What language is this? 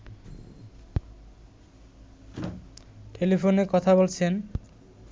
Bangla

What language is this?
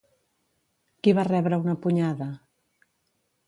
Catalan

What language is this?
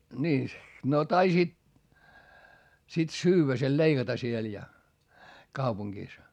Finnish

